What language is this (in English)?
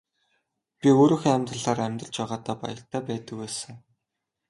Mongolian